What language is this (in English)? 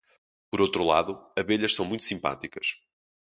Portuguese